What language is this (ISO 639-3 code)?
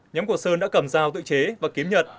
vie